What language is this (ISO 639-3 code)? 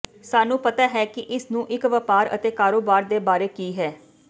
pan